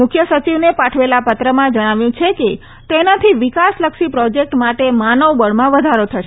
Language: Gujarati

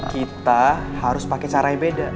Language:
Indonesian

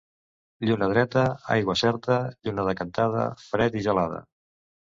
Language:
Catalan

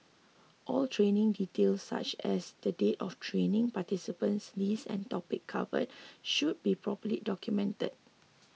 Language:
English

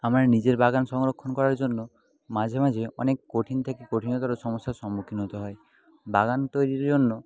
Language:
Bangla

